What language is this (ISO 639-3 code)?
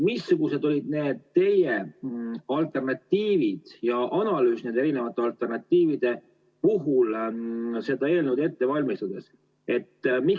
est